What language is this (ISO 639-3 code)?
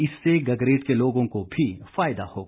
hin